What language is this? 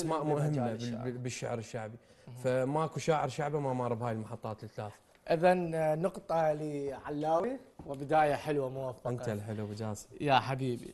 Arabic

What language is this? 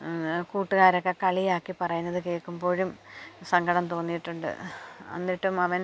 Malayalam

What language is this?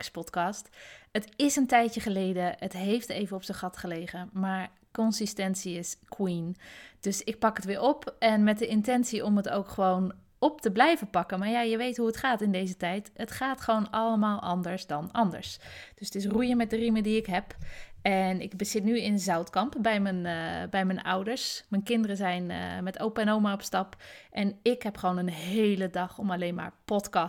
Dutch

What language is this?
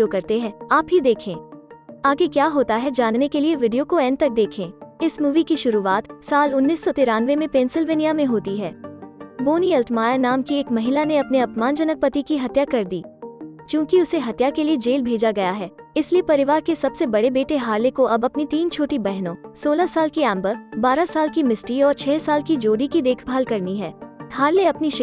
Hindi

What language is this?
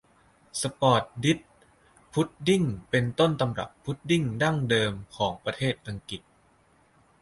Thai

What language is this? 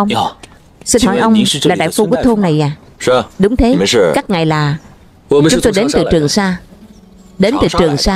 Vietnamese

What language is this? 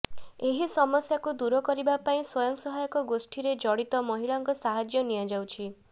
Odia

